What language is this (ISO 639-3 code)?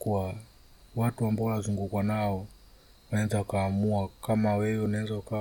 swa